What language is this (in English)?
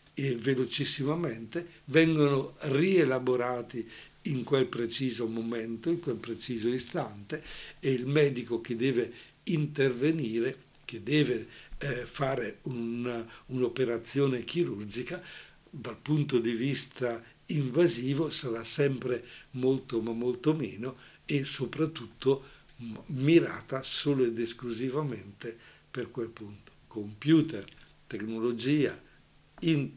Italian